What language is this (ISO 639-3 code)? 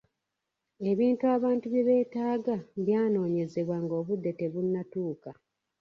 lug